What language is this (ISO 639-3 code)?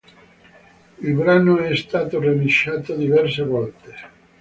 ita